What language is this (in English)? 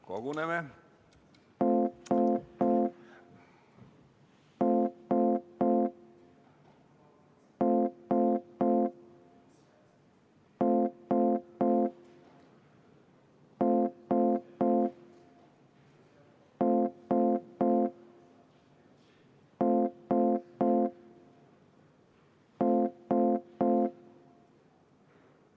Estonian